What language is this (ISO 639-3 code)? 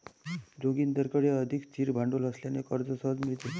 mar